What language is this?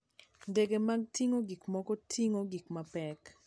Luo (Kenya and Tanzania)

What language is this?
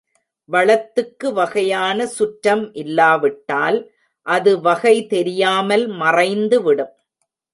Tamil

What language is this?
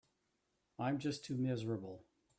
English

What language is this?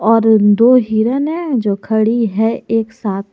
Hindi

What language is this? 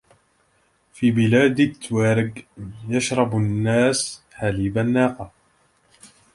Arabic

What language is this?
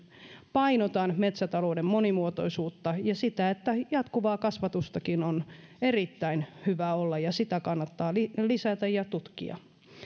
Finnish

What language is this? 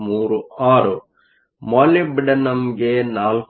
Kannada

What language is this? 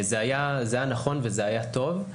Hebrew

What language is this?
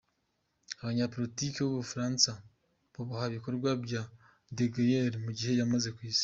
Kinyarwanda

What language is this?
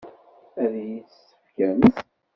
Kabyle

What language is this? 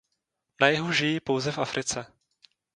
Czech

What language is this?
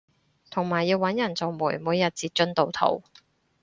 Cantonese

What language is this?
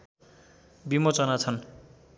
Nepali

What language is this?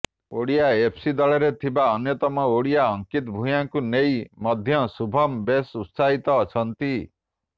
Odia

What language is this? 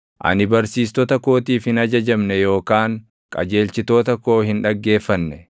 Oromo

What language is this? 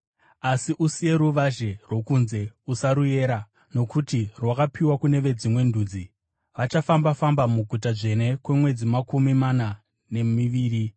Shona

